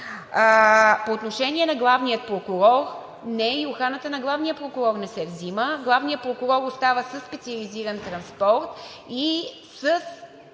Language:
Bulgarian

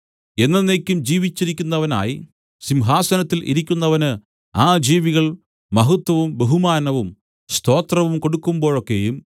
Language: Malayalam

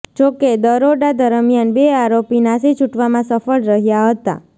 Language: Gujarati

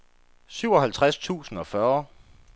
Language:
Danish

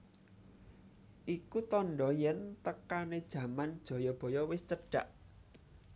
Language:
Javanese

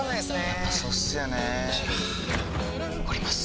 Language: Japanese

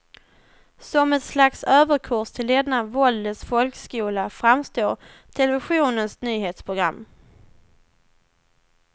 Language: Swedish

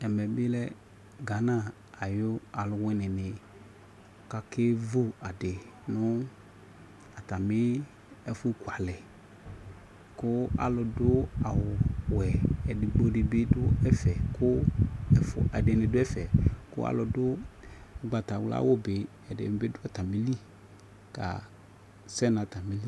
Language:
Ikposo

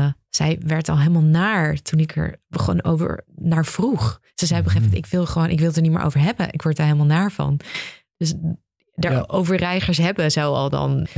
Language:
Dutch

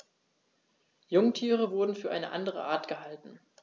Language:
German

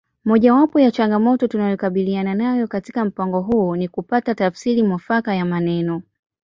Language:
Swahili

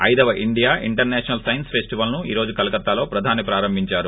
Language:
Telugu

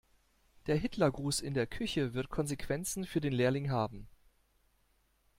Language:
German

